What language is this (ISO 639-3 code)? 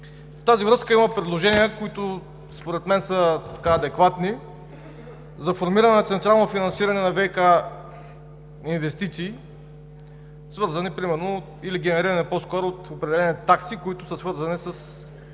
bul